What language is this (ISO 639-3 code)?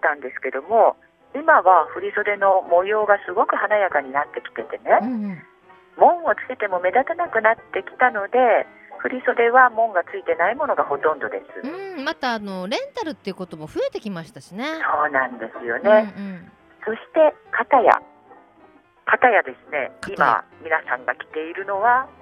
jpn